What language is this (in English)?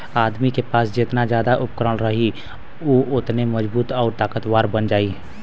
Bhojpuri